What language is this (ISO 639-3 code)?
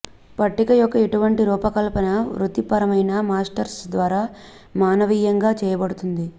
tel